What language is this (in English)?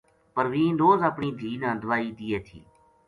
Gujari